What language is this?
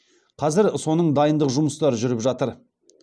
Kazakh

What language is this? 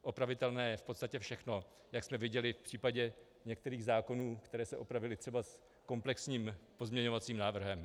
Czech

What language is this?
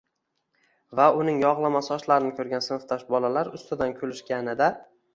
Uzbek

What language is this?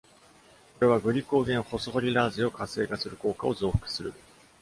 Japanese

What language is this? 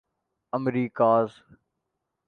Urdu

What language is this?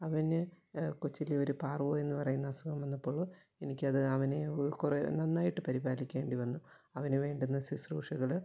Malayalam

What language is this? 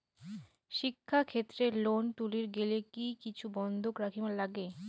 Bangla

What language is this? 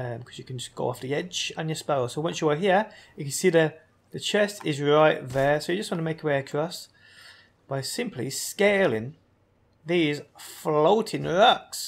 English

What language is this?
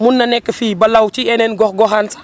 Wolof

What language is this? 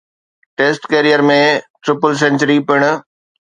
Sindhi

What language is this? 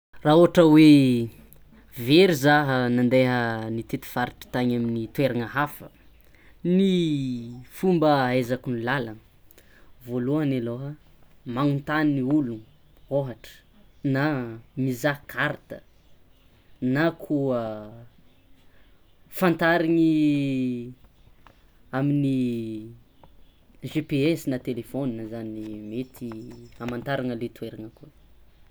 Tsimihety Malagasy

